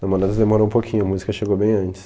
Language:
Portuguese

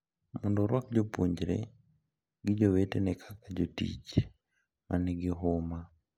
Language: Luo (Kenya and Tanzania)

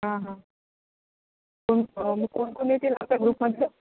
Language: Marathi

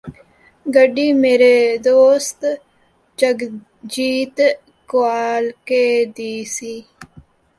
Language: Punjabi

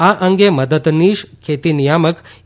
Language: Gujarati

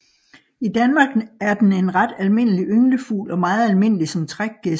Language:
Danish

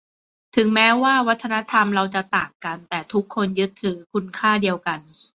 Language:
Thai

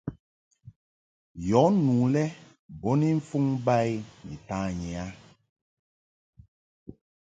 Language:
Mungaka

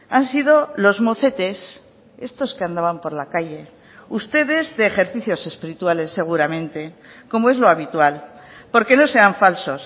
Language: Spanish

